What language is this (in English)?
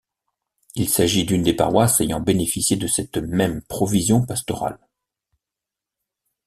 French